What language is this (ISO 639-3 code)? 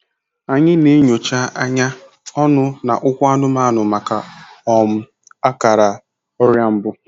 ibo